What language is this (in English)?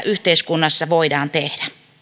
Finnish